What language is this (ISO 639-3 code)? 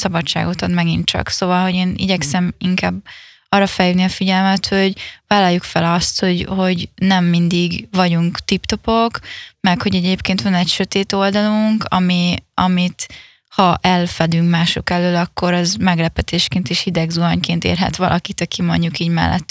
hun